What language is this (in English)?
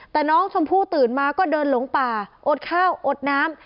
Thai